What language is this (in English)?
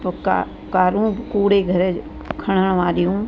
Sindhi